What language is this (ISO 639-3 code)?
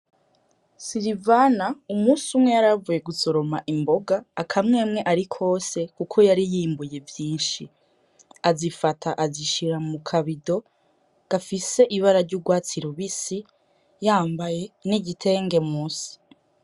run